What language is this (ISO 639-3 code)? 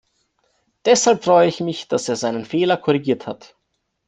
deu